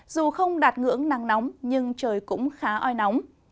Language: Vietnamese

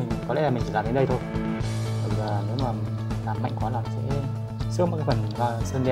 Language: Vietnamese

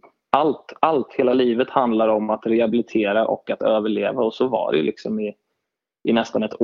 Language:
Swedish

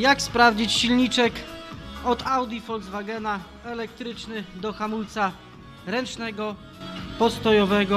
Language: Polish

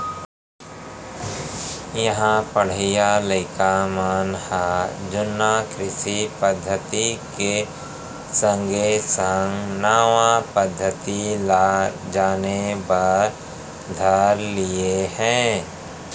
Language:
Chhattisgarhi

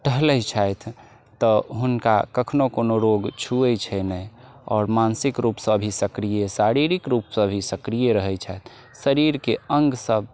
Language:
Maithili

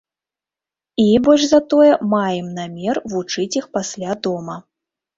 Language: Belarusian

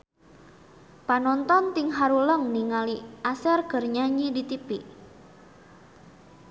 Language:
Sundanese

